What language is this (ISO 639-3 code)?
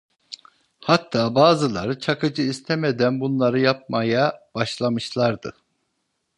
tur